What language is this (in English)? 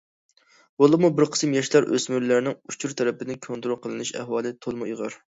Uyghur